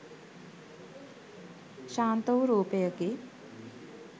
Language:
Sinhala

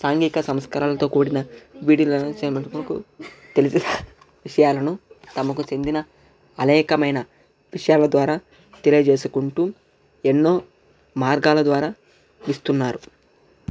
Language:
Telugu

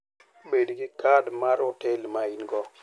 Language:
Luo (Kenya and Tanzania)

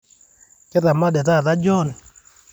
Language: Masai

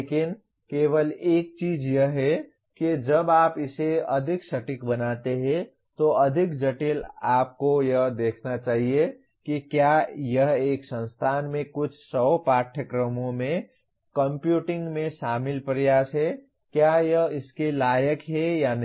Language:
Hindi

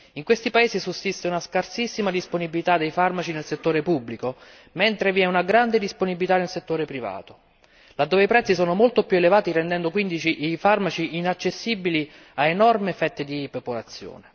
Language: Italian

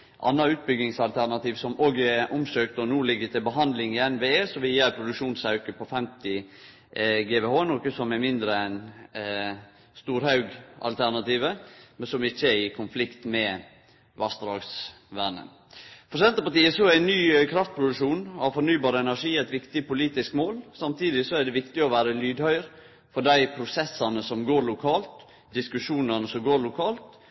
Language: Norwegian Nynorsk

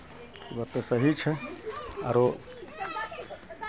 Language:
Maithili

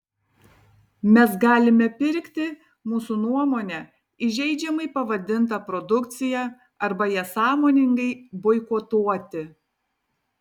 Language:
Lithuanian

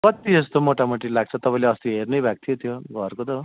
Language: Nepali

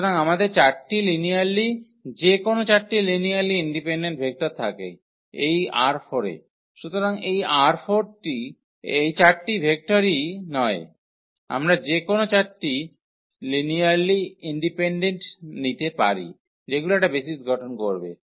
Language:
Bangla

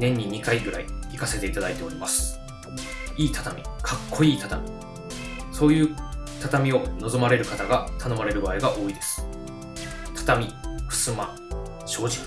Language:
Japanese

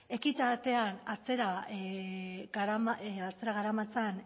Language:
Basque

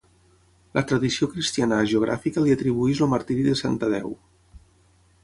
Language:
Catalan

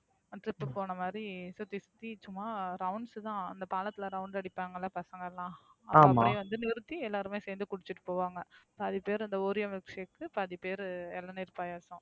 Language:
Tamil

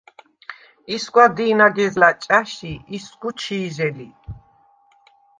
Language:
Svan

